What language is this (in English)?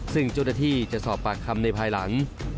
Thai